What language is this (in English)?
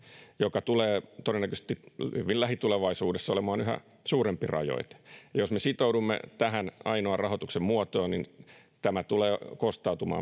Finnish